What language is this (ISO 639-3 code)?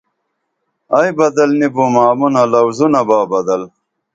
dml